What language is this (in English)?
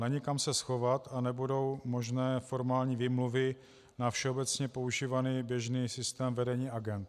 Czech